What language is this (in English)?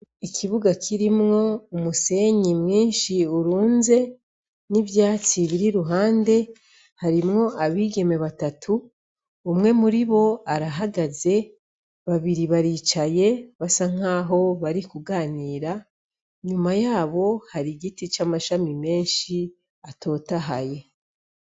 Rundi